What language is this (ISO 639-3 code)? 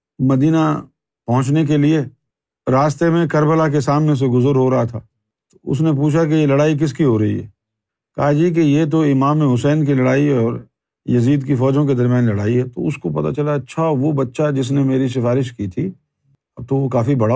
urd